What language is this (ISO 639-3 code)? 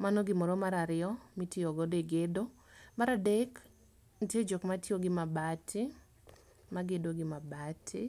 luo